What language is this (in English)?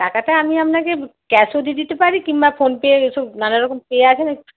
Bangla